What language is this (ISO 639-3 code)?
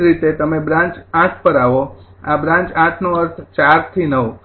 guj